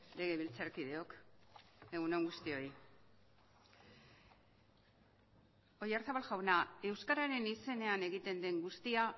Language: Basque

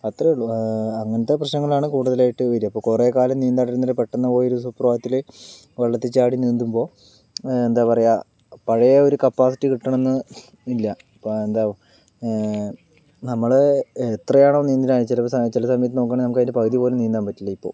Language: Malayalam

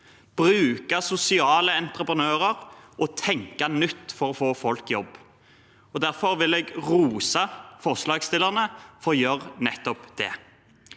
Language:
Norwegian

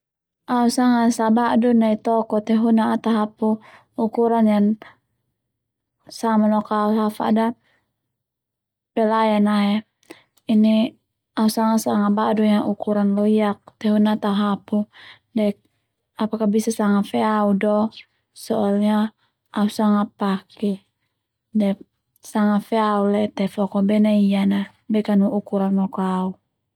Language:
Termanu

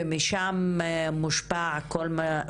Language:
Hebrew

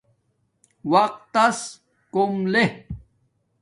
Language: Domaaki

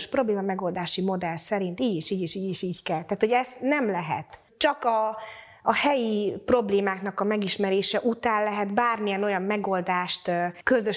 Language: Hungarian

